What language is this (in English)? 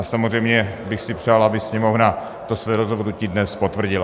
Czech